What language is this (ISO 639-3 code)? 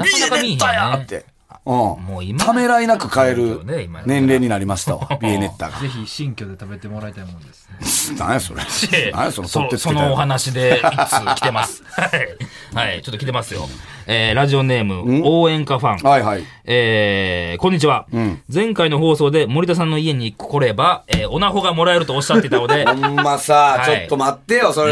jpn